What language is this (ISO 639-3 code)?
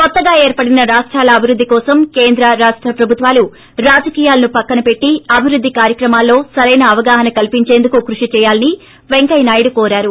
tel